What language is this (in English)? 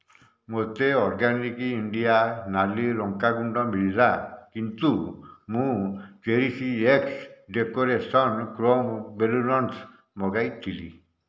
Odia